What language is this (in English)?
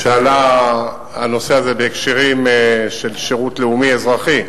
Hebrew